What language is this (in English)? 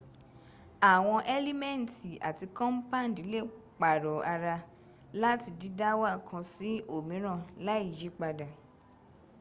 Yoruba